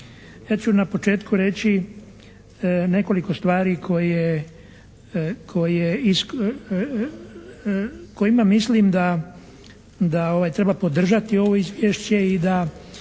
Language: Croatian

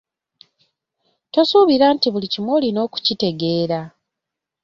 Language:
Ganda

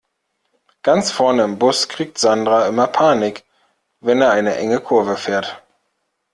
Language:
German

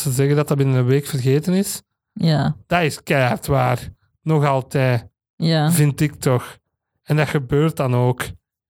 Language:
Dutch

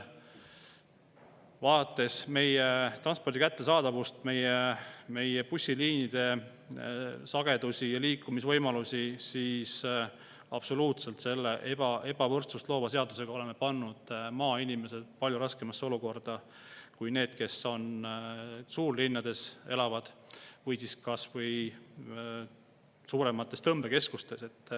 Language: Estonian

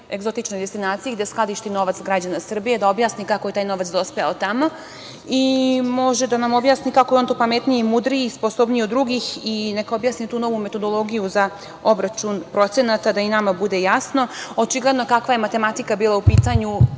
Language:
Serbian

